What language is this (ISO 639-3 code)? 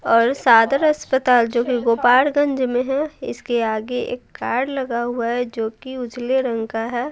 hin